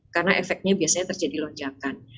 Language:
Indonesian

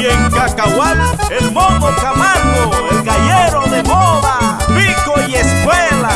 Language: Spanish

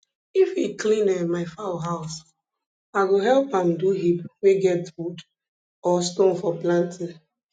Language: Nigerian Pidgin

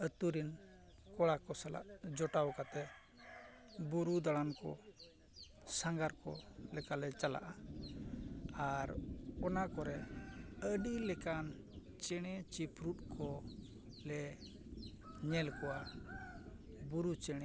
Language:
Santali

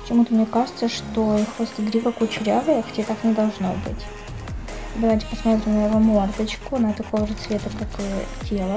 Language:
Russian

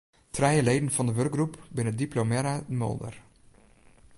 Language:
Western Frisian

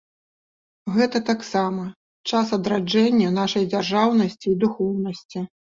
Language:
Belarusian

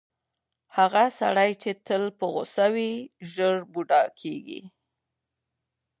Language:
Pashto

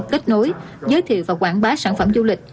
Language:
Vietnamese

